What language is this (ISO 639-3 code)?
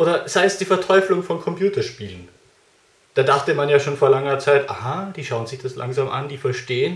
deu